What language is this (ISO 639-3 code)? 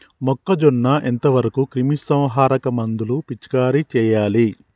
tel